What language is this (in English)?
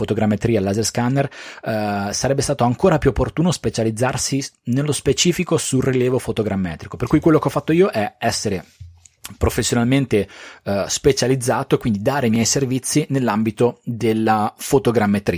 Italian